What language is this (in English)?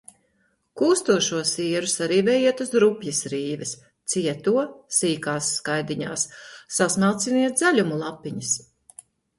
Latvian